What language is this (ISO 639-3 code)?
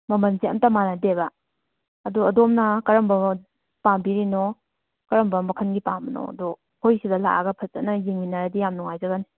mni